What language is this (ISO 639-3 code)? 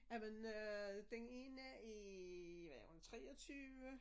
dan